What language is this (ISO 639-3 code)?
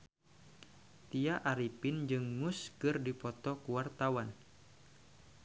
sun